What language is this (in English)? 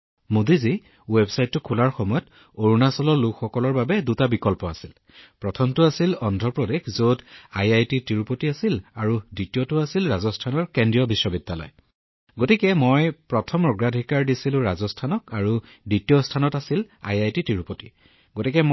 Assamese